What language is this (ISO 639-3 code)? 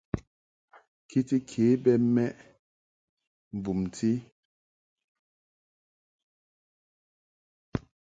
mhk